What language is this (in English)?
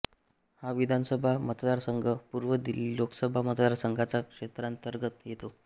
Marathi